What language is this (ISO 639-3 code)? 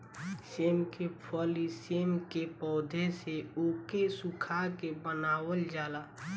bho